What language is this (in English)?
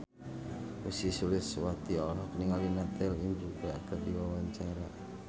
Sundanese